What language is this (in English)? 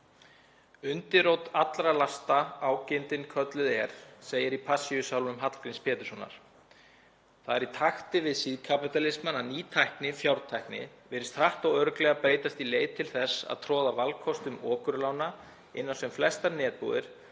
Icelandic